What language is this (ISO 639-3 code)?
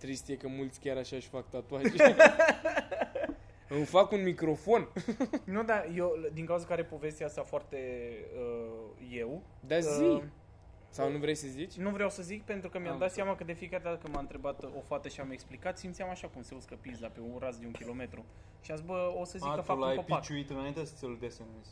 ron